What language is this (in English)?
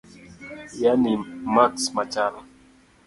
Luo (Kenya and Tanzania)